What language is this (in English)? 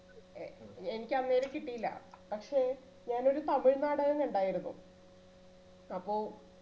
Malayalam